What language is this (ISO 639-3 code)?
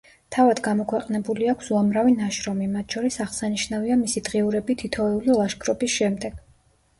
kat